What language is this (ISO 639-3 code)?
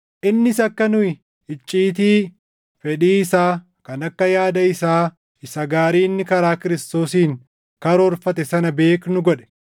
orm